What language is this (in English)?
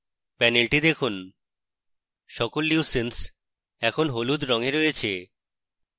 Bangla